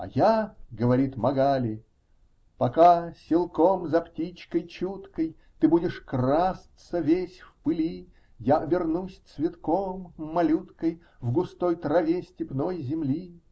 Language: Russian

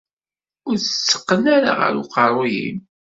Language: Kabyle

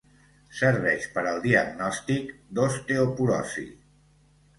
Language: Catalan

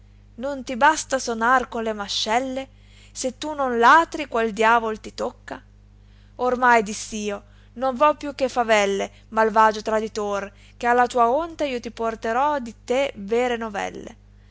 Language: Italian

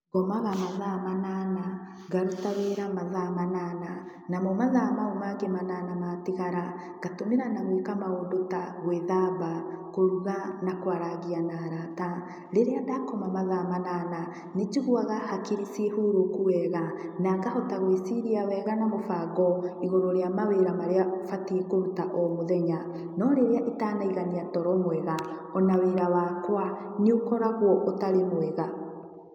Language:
Kikuyu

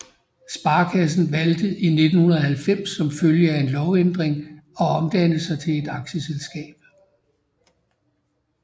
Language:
Danish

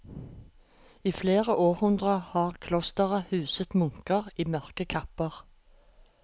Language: Norwegian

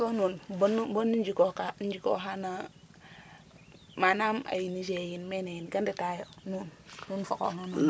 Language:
Serer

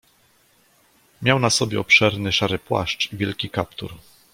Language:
Polish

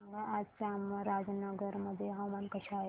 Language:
Marathi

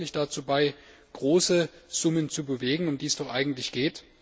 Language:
German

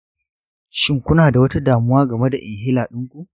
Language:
Hausa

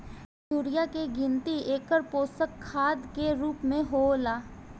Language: Bhojpuri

